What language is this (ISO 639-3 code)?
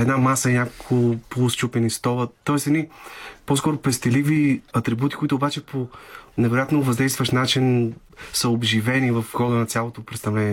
bul